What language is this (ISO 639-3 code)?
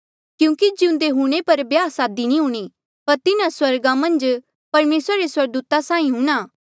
mjl